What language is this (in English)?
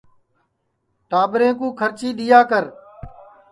Sansi